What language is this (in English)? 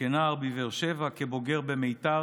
Hebrew